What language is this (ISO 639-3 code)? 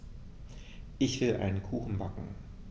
deu